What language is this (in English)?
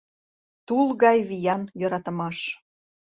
Mari